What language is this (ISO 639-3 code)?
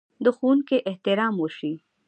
pus